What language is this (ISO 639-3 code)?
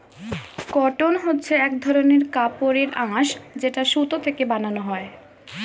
ben